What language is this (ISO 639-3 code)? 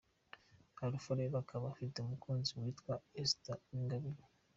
kin